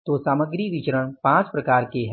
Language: Hindi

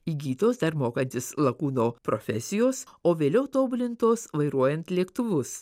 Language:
Lithuanian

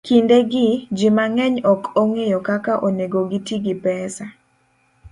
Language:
Luo (Kenya and Tanzania)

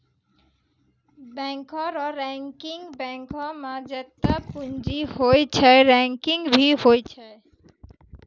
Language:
Maithili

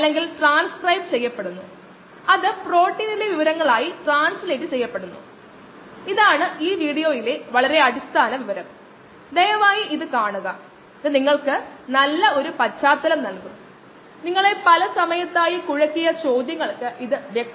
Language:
Malayalam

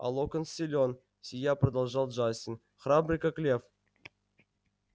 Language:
Russian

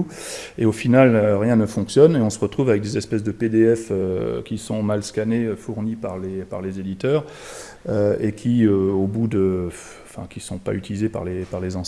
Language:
French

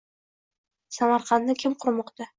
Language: Uzbek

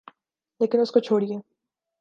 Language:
Urdu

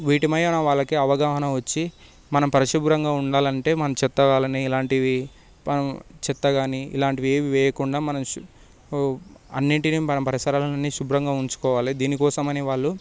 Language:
Telugu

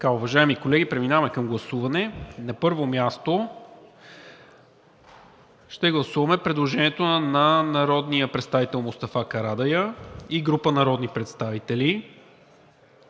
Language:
Bulgarian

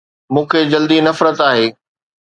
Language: Sindhi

